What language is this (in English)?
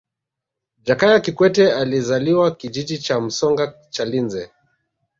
Swahili